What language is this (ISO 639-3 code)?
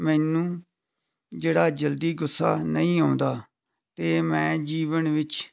pan